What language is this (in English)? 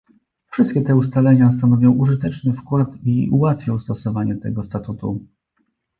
Polish